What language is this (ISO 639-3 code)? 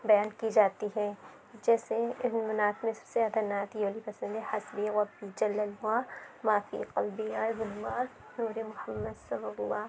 urd